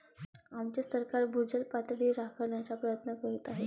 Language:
Marathi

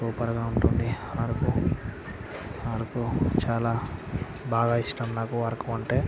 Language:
Telugu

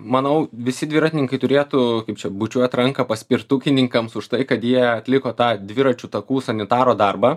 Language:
Lithuanian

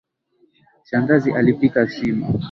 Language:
Swahili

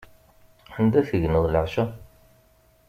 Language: Kabyle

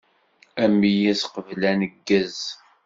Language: Kabyle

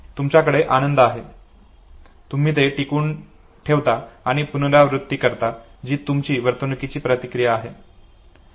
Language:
Marathi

